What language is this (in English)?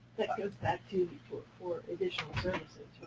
English